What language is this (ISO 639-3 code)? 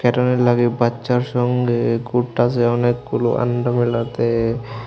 ben